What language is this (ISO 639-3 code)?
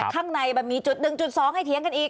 tha